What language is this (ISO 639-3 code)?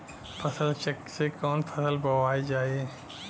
bho